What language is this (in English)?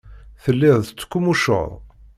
Kabyle